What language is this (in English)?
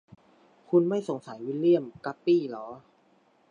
Thai